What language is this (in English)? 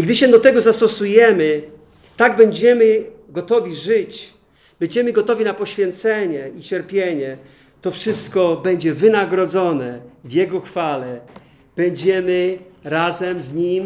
Polish